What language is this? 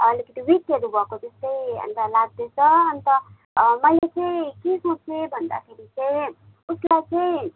Nepali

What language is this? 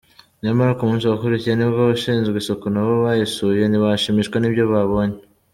Kinyarwanda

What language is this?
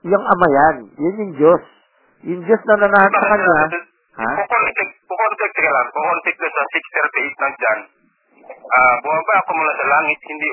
Filipino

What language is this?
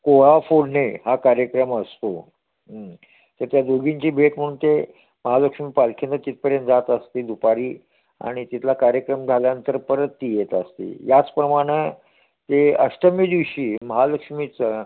Marathi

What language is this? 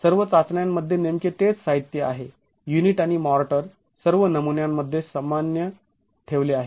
Marathi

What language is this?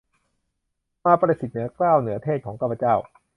Thai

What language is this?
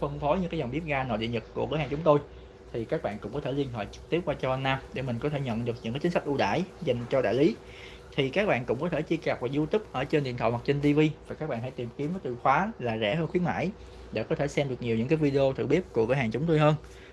Vietnamese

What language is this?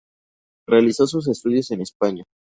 Spanish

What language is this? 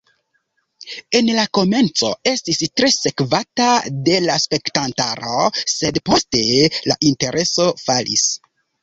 Esperanto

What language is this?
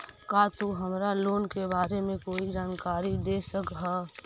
Magahi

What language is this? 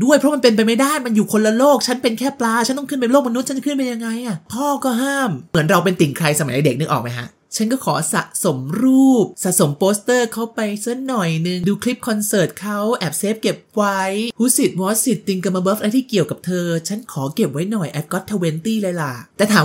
Thai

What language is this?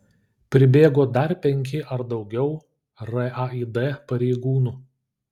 Lithuanian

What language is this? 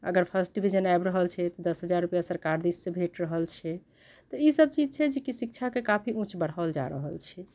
Maithili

